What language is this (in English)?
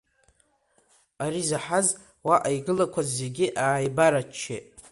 Abkhazian